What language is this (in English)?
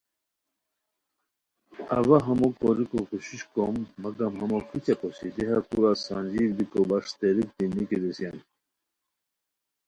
Khowar